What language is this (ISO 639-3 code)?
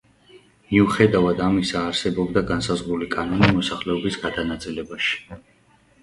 kat